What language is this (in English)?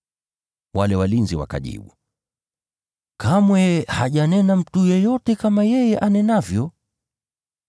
Swahili